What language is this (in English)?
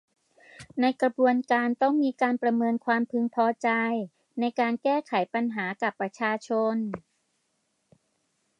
Thai